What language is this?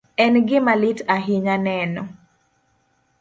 Luo (Kenya and Tanzania)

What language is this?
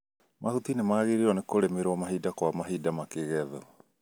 Kikuyu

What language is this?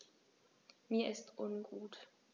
German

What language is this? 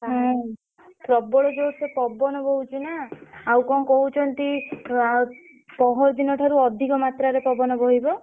Odia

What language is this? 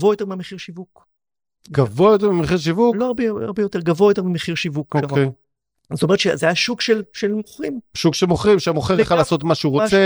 Hebrew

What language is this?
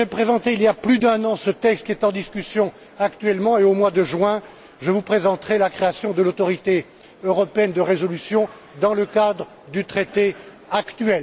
French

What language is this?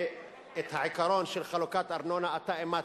Hebrew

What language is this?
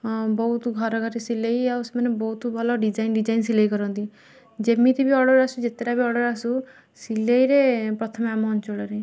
Odia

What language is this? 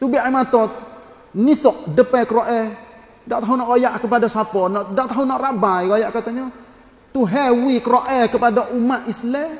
Malay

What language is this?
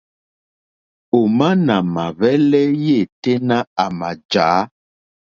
Mokpwe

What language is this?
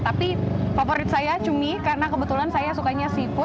Indonesian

